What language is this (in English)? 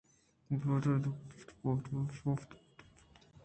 Eastern Balochi